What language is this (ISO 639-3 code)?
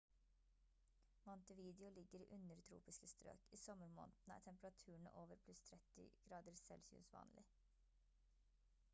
nob